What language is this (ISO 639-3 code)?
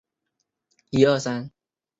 zho